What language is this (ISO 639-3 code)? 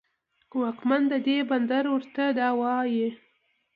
pus